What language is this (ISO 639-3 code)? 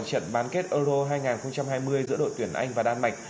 vie